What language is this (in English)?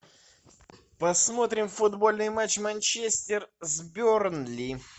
Russian